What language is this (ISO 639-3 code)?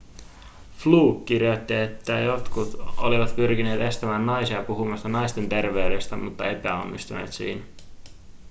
fin